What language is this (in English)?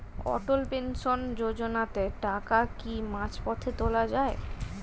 Bangla